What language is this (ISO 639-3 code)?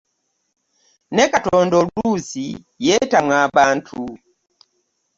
lug